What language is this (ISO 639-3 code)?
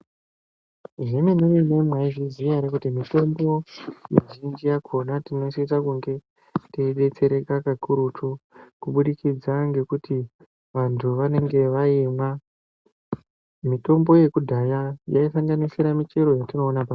ndc